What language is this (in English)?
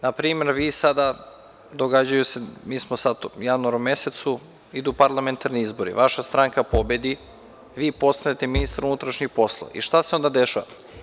Serbian